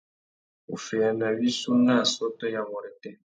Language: Tuki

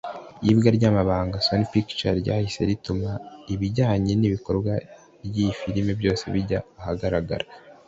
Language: Kinyarwanda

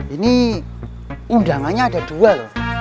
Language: Indonesian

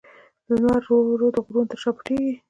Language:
Pashto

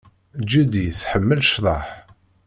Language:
Kabyle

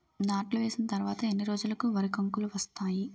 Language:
Telugu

